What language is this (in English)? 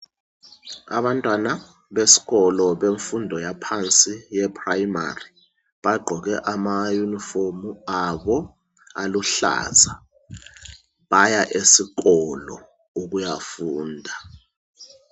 North Ndebele